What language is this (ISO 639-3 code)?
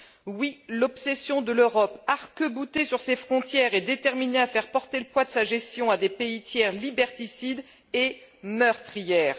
fra